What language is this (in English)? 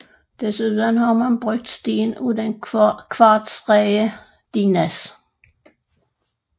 Danish